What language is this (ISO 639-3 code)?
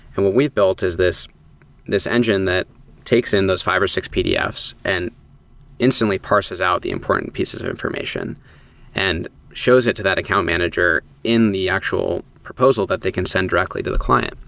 eng